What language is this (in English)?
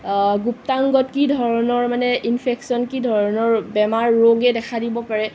Assamese